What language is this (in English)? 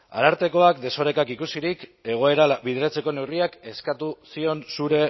Basque